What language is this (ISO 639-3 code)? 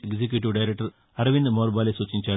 tel